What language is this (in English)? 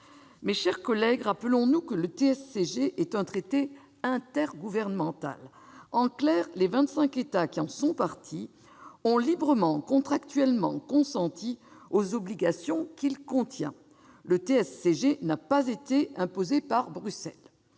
French